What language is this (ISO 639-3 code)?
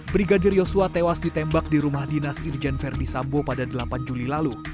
ind